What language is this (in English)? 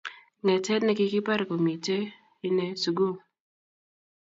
Kalenjin